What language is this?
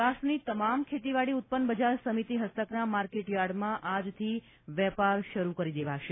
Gujarati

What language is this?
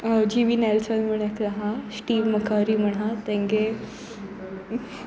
Konkani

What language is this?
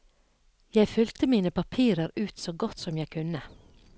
Norwegian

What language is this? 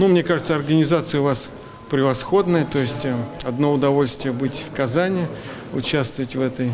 Russian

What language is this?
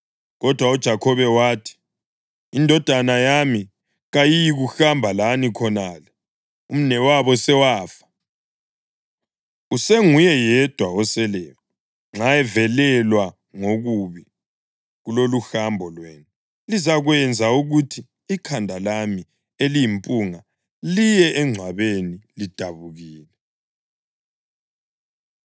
North Ndebele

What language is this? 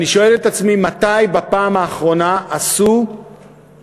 Hebrew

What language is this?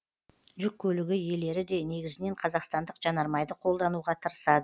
Kazakh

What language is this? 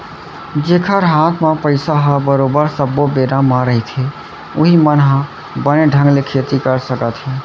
Chhattisgarhi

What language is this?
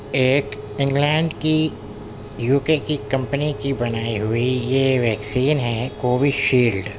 Urdu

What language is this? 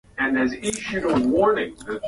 Swahili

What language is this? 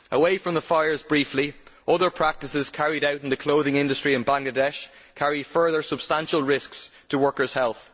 English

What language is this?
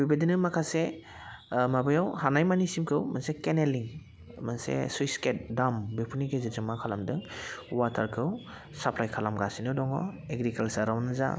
Bodo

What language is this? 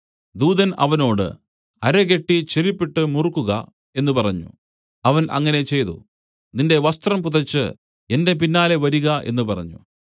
Malayalam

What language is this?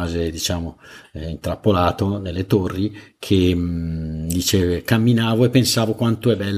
Italian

